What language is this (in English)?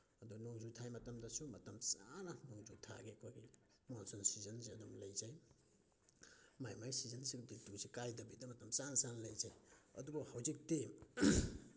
Manipuri